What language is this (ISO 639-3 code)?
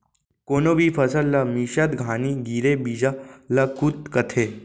hne